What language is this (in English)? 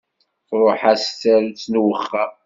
Kabyle